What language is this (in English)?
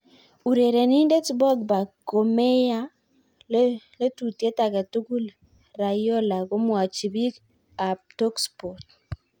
Kalenjin